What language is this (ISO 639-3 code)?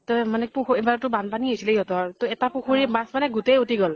asm